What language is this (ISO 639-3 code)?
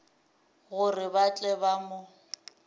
nso